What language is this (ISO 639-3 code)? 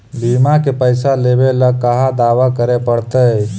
mag